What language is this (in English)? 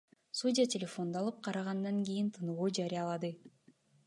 Kyrgyz